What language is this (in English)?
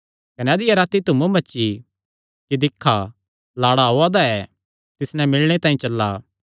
Kangri